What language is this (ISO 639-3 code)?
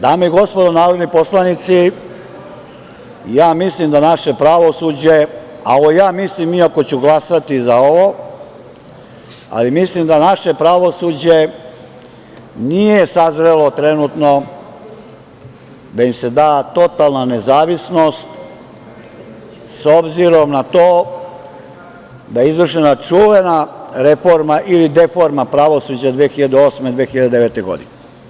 srp